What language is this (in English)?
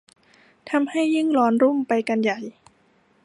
Thai